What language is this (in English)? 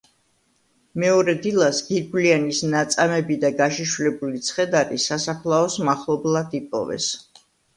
Georgian